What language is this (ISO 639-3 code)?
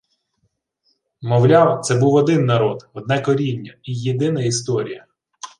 ukr